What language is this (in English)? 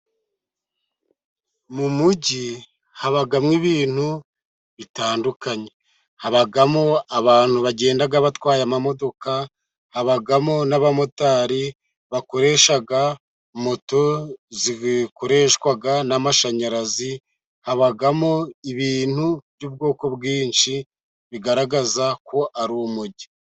Kinyarwanda